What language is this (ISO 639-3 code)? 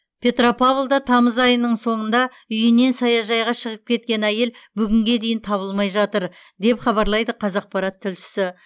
kaz